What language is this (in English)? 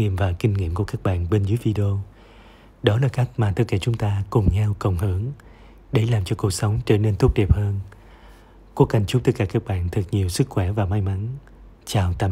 Vietnamese